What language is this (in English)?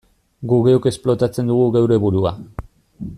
Basque